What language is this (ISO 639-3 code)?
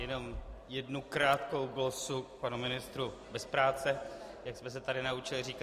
ces